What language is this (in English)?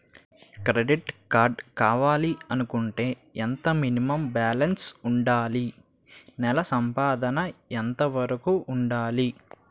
Telugu